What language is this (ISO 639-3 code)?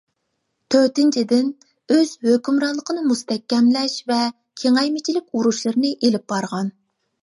uig